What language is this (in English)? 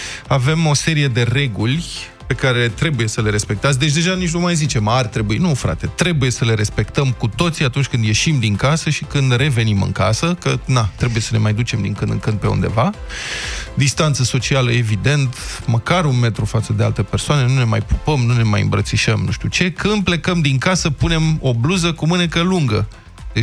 Romanian